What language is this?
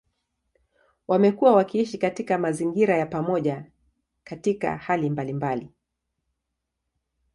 Swahili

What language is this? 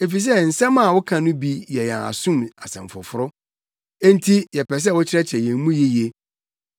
Akan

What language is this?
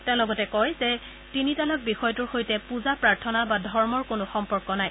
Assamese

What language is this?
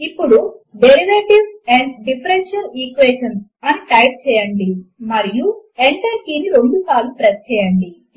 Telugu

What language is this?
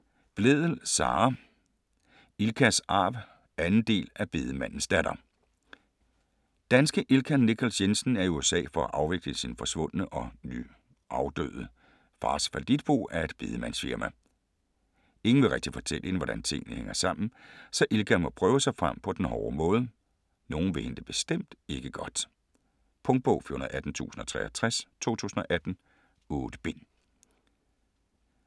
Danish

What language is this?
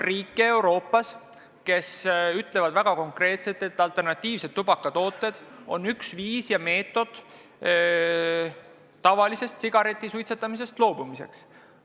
Estonian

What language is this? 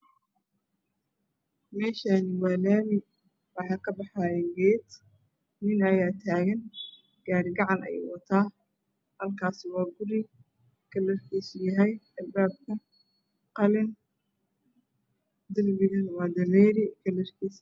Somali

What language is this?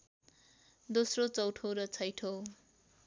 Nepali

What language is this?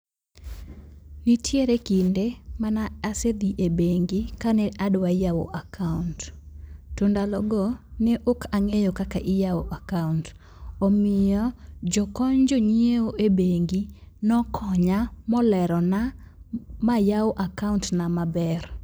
Luo (Kenya and Tanzania)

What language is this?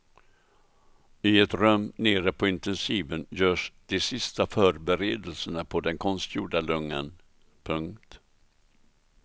Swedish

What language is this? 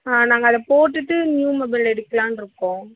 Tamil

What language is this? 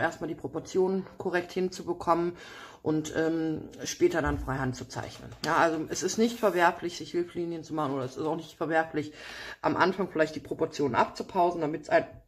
German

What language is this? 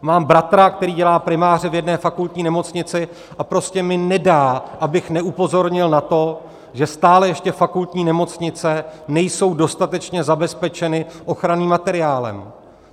Czech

